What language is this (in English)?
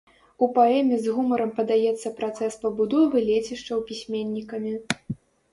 Belarusian